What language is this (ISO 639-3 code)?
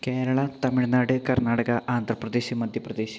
mal